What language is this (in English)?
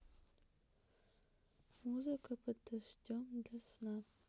Russian